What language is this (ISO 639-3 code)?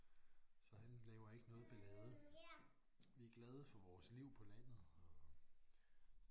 dan